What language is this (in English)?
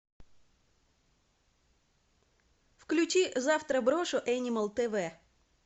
Russian